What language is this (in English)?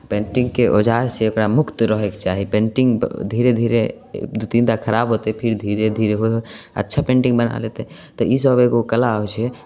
Maithili